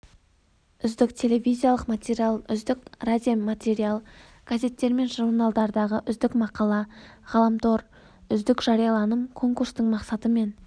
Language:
Kazakh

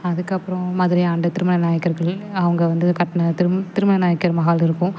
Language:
Tamil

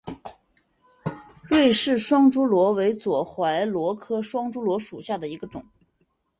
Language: Chinese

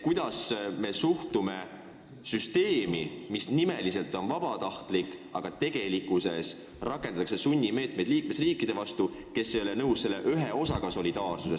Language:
Estonian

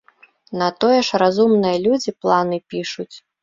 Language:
Belarusian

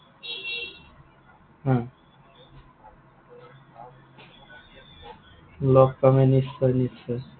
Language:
Assamese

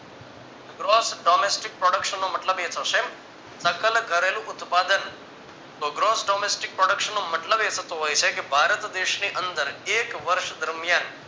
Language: Gujarati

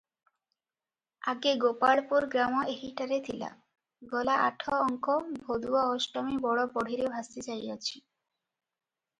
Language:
Odia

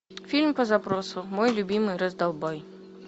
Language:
Russian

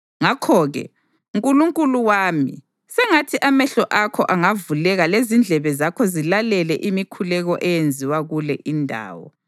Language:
North Ndebele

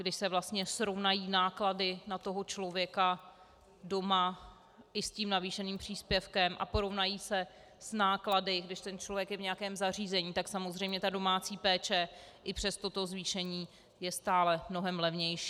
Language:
Czech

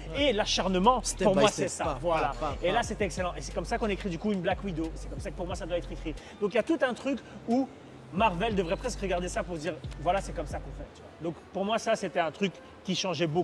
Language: French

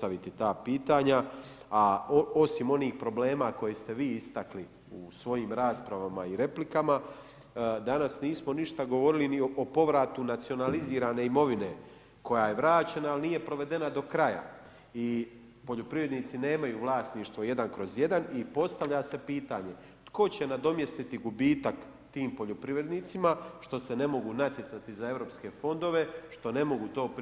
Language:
Croatian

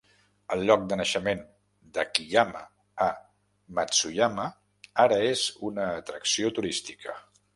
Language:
Catalan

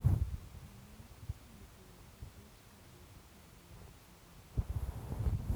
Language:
Kalenjin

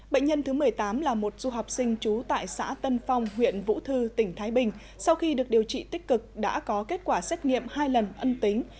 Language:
Vietnamese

